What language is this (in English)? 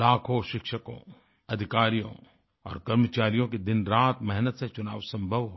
Hindi